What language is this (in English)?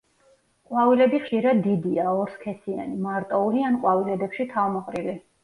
Georgian